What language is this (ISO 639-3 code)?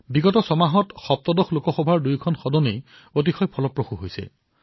asm